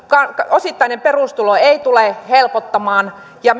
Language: Finnish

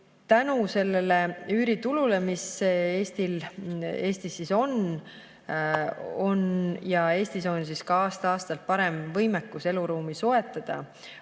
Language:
Estonian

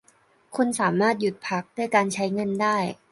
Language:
Thai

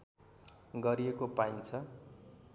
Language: Nepali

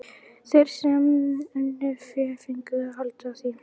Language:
Icelandic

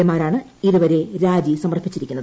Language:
Malayalam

